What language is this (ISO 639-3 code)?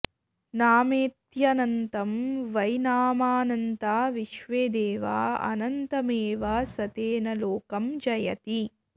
san